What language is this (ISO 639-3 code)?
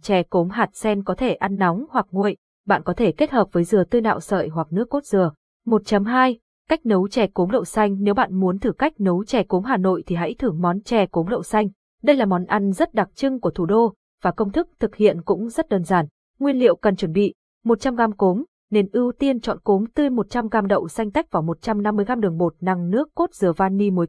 vie